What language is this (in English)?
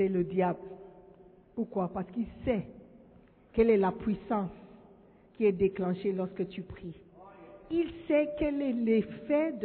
French